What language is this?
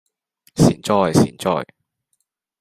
Cantonese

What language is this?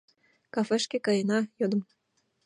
Mari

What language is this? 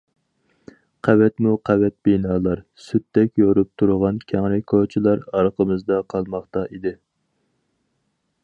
Uyghur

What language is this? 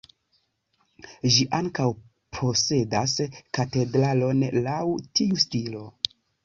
Esperanto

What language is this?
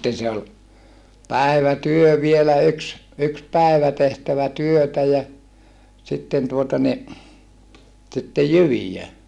Finnish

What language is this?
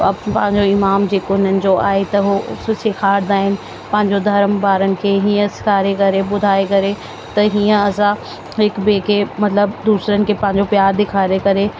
Sindhi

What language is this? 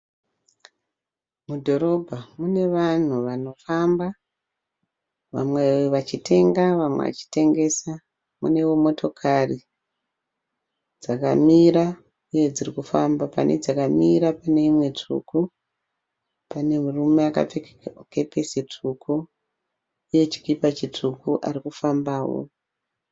Shona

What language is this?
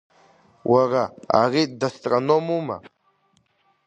Abkhazian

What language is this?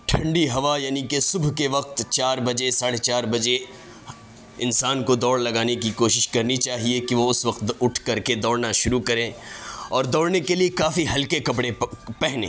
Urdu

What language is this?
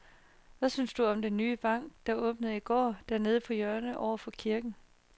Danish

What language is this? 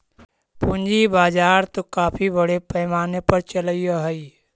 Magahi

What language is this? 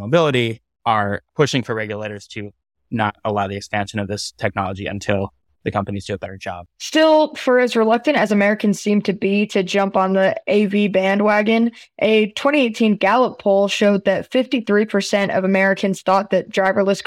English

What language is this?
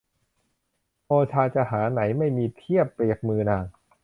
Thai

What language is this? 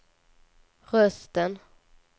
Swedish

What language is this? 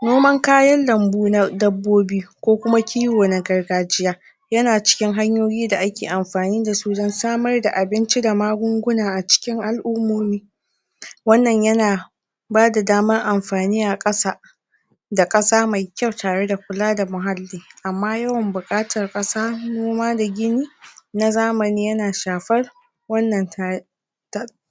Hausa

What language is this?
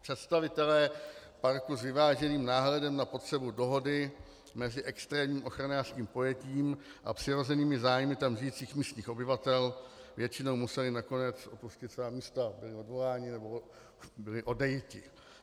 Czech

